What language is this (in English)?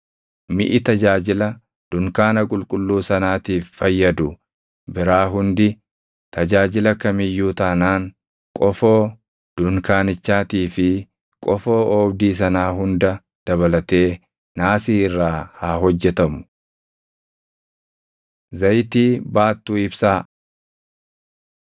Oromo